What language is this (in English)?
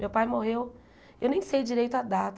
Portuguese